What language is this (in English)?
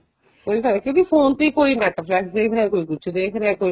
Punjabi